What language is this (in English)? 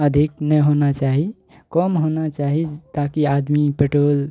Maithili